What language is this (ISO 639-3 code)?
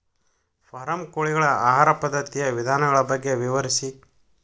kan